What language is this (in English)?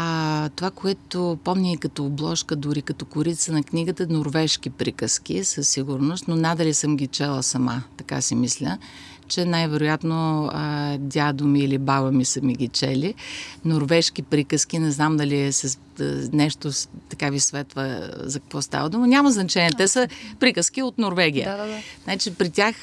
Bulgarian